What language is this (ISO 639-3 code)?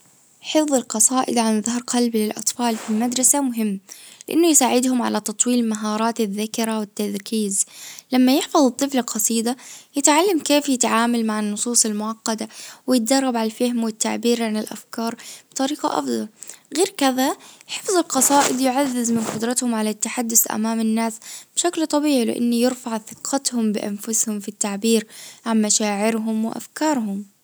ars